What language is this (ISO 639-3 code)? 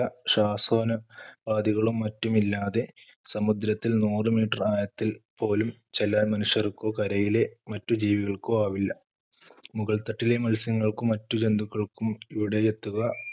mal